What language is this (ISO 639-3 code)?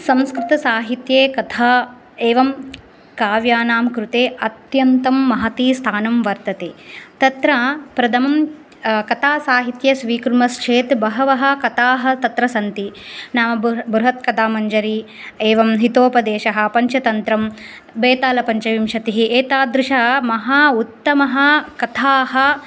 san